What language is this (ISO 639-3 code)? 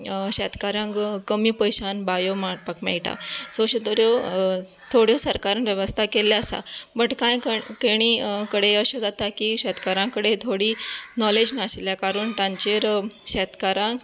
kok